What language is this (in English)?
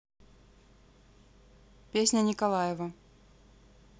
Russian